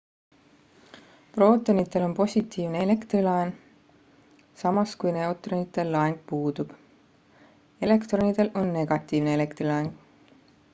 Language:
Estonian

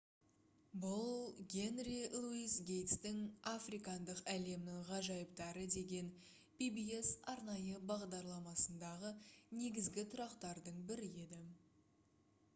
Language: Kazakh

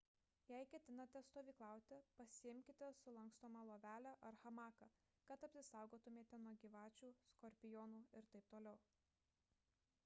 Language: Lithuanian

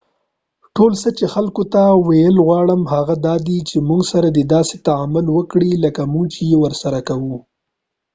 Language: Pashto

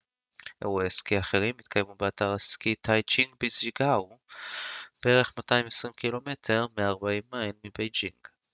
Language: Hebrew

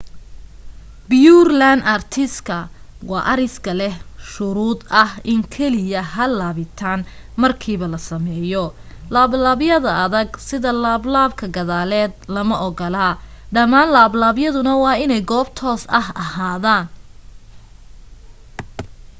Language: Somali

